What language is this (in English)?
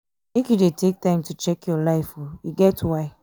Nigerian Pidgin